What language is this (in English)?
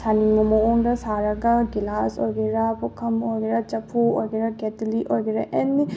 Manipuri